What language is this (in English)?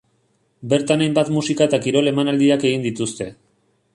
Basque